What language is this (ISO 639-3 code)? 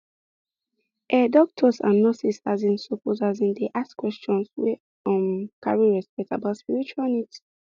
pcm